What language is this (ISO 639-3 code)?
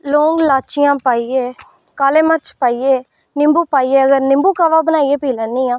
doi